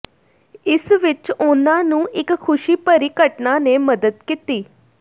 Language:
Punjabi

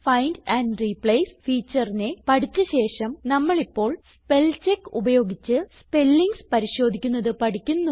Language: Malayalam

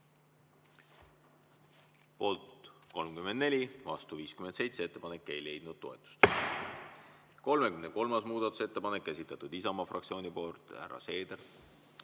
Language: Estonian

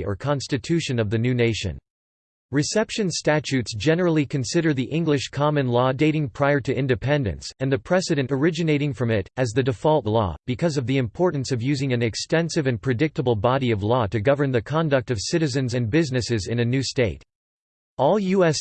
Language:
English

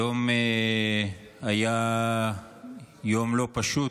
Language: Hebrew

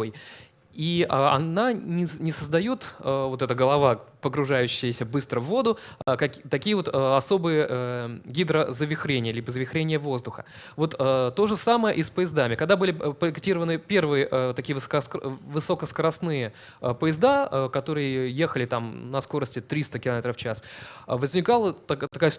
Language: Russian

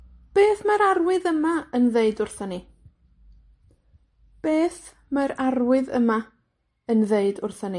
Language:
Welsh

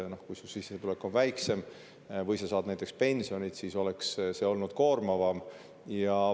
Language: Estonian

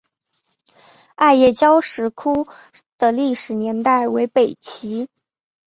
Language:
Chinese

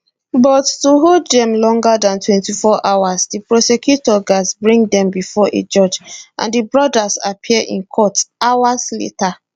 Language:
Nigerian Pidgin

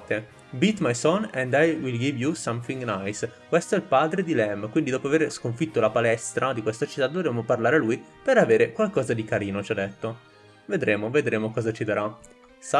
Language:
Italian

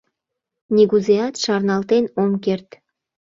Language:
Mari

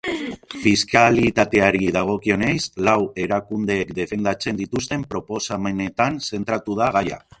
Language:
Basque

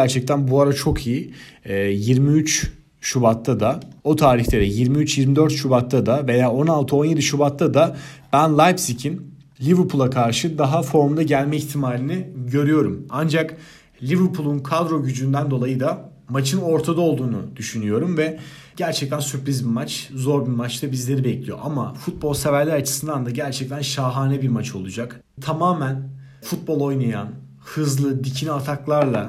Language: Turkish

